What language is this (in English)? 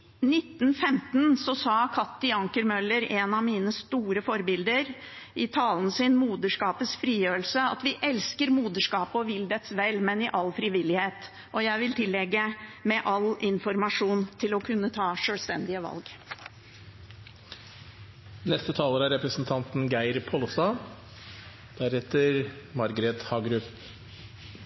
Norwegian Bokmål